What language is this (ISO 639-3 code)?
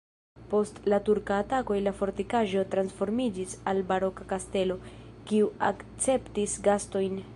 epo